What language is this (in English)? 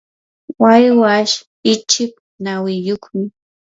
Yanahuanca Pasco Quechua